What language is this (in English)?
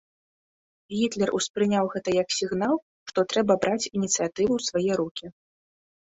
Belarusian